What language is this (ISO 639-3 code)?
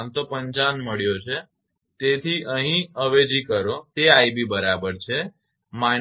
guj